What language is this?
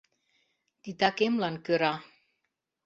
Mari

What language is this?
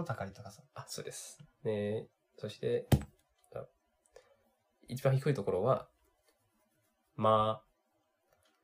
Japanese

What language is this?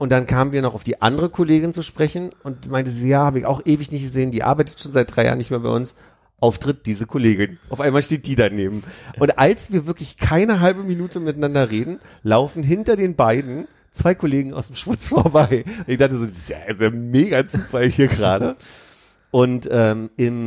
German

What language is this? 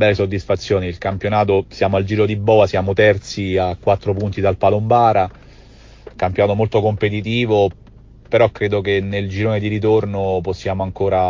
Italian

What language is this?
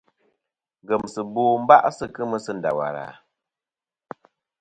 Kom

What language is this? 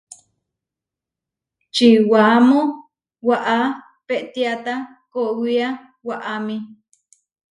Huarijio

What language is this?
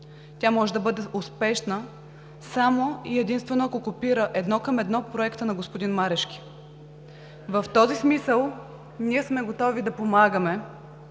Bulgarian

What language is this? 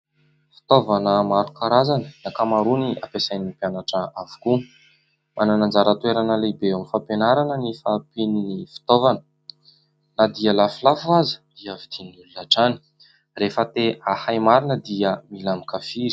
Malagasy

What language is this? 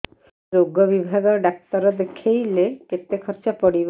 Odia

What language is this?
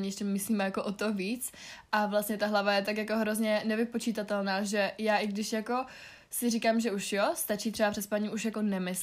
Czech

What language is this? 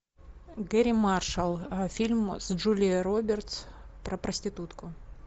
Russian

